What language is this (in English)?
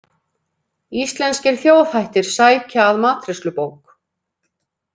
Icelandic